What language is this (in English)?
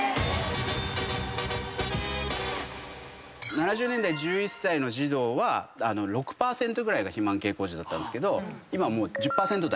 Japanese